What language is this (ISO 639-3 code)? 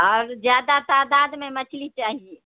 urd